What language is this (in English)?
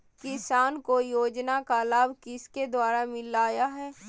Magahi